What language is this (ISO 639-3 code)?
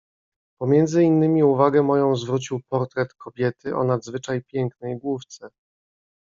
pol